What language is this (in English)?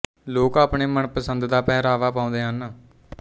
Punjabi